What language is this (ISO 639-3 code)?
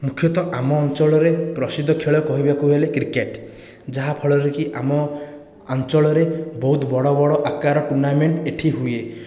ori